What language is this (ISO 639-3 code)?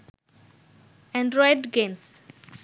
ben